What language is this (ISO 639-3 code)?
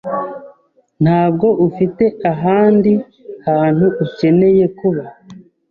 kin